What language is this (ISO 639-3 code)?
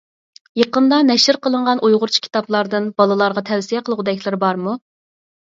uig